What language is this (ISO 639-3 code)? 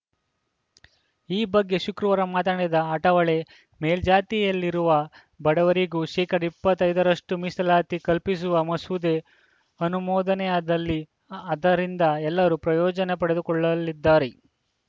kan